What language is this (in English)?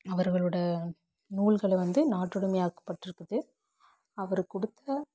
Tamil